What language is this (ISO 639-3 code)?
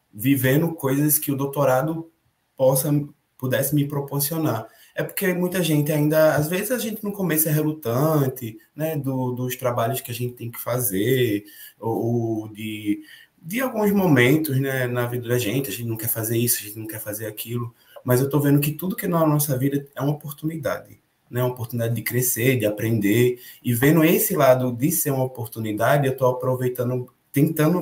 por